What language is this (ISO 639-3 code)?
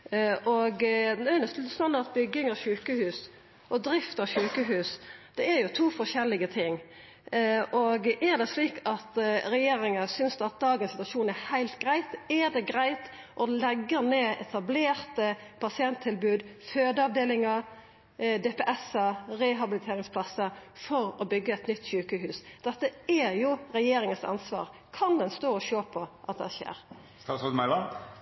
nno